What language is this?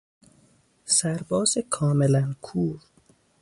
Persian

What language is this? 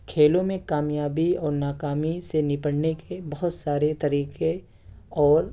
Urdu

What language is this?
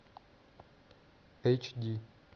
Russian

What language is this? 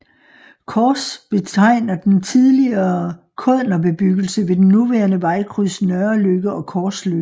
Danish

